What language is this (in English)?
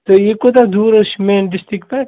Kashmiri